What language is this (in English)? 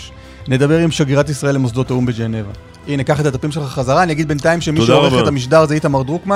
Hebrew